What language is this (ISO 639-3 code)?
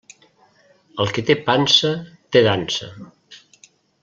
cat